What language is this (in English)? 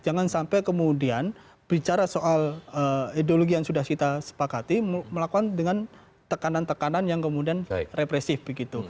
Indonesian